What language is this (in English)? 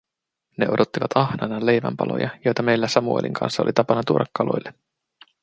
Finnish